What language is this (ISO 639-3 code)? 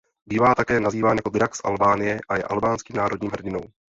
ces